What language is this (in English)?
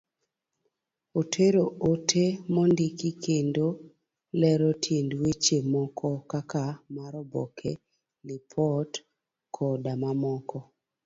Luo (Kenya and Tanzania)